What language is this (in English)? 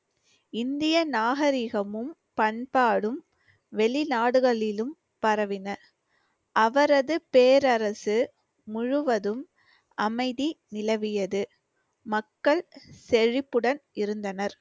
Tamil